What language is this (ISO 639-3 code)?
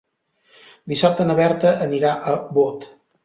cat